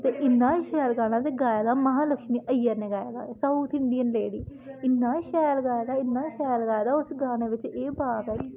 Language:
Dogri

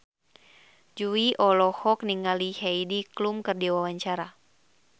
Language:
Sundanese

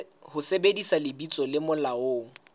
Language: Southern Sotho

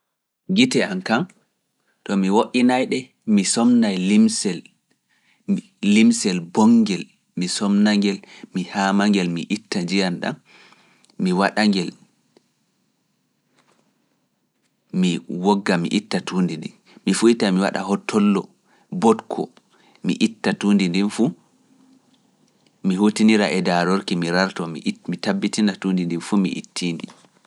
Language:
Fula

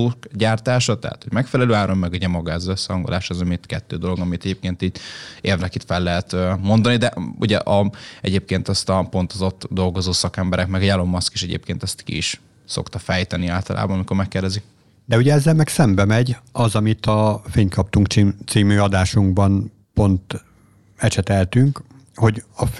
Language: Hungarian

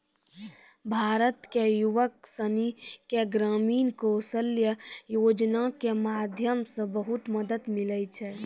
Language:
Maithili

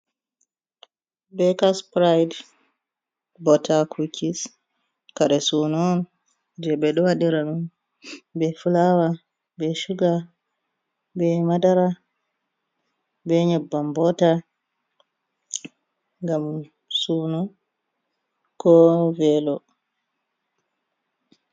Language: Fula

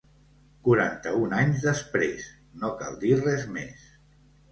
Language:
Catalan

